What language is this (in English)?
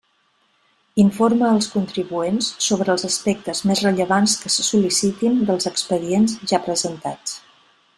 Catalan